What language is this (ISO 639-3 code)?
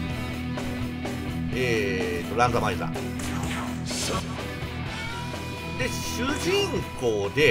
jpn